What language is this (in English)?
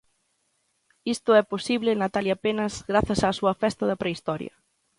Galician